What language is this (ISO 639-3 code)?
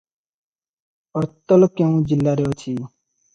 ori